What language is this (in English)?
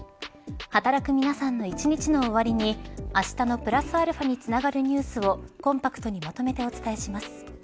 Japanese